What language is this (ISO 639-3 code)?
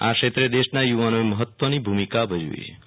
guj